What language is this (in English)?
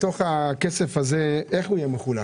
Hebrew